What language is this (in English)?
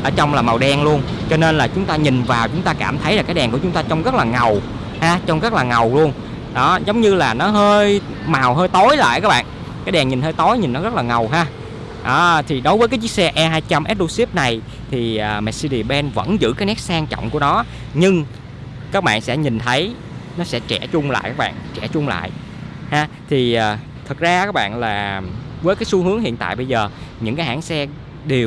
Vietnamese